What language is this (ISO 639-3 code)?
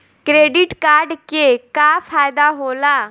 bho